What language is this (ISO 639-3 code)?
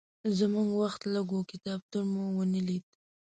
pus